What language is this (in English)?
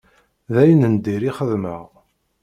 Kabyle